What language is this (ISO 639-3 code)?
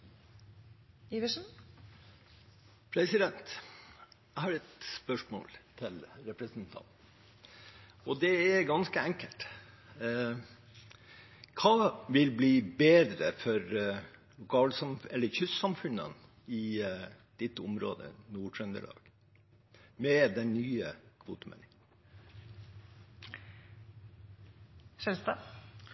nob